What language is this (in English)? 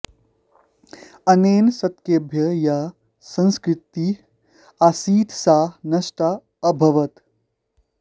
Sanskrit